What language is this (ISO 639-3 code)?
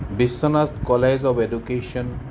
asm